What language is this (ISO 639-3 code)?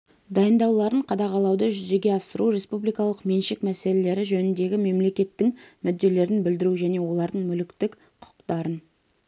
kaz